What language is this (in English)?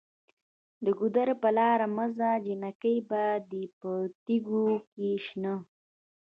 Pashto